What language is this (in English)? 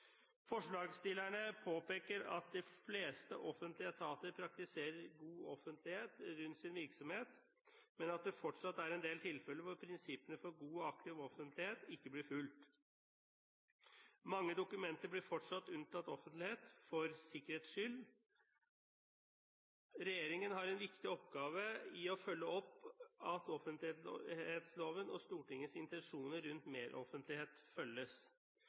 Norwegian Bokmål